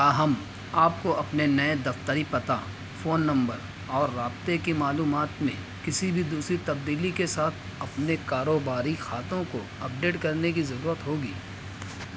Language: Urdu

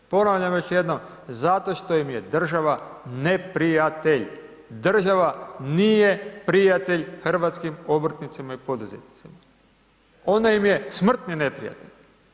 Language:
Croatian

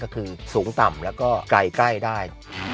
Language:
Thai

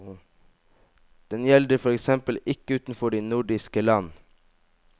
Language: Norwegian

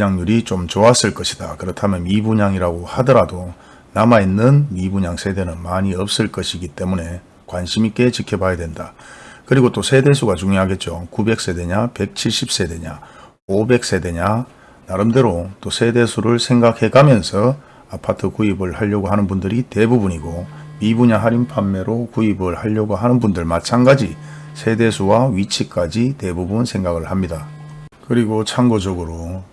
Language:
Korean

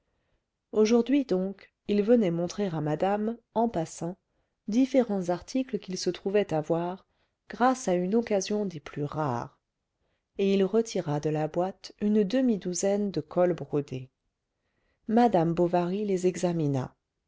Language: French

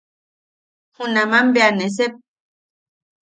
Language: Yaqui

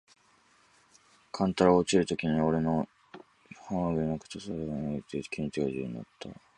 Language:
Japanese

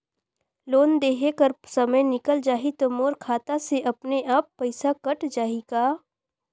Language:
Chhattisgarhi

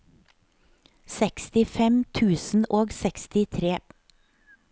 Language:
Norwegian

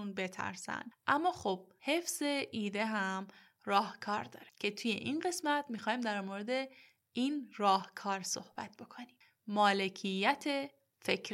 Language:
Persian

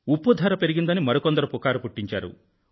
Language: Telugu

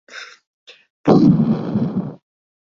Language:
Uzbek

